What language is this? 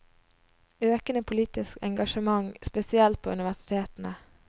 Norwegian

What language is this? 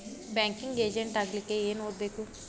Kannada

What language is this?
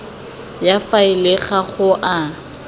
Tswana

